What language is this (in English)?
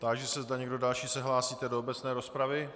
Czech